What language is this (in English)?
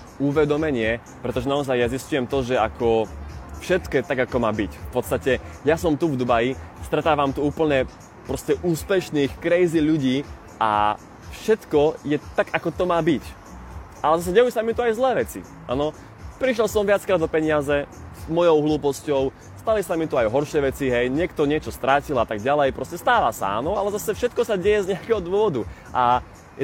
Slovak